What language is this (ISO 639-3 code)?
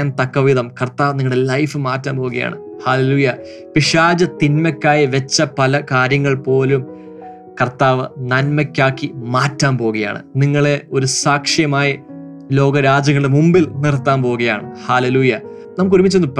mal